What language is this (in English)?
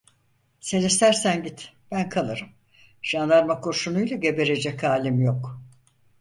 Turkish